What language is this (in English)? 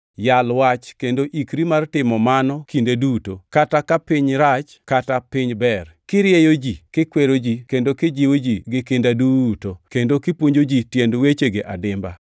Luo (Kenya and Tanzania)